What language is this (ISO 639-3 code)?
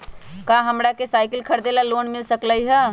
mag